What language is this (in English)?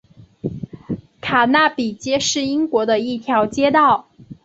Chinese